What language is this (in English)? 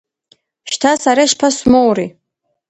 Abkhazian